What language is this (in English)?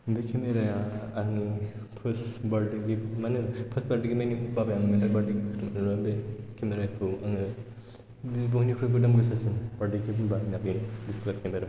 Bodo